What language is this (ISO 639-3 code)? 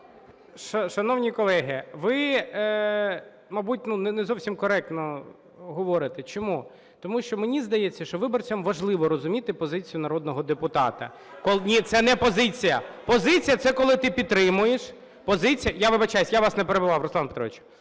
ukr